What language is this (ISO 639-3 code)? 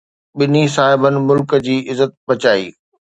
snd